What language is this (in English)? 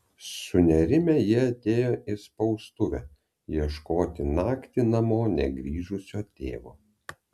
Lithuanian